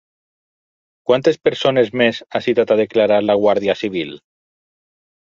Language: Catalan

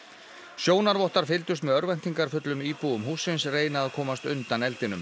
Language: Icelandic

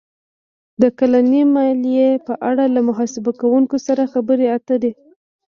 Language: Pashto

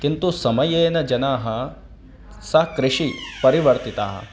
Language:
Sanskrit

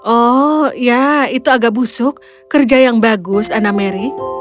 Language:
Indonesian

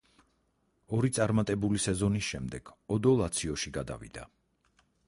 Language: Georgian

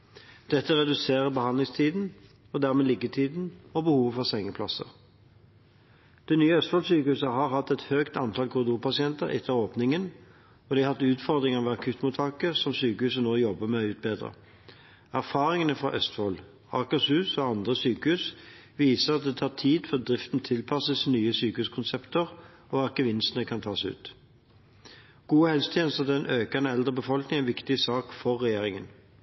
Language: Norwegian Bokmål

